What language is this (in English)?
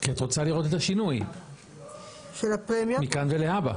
Hebrew